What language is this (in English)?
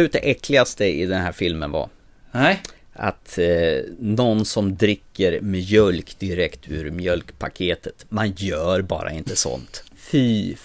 Swedish